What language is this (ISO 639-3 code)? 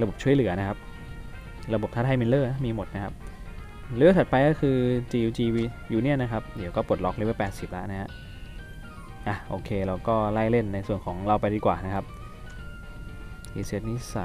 tha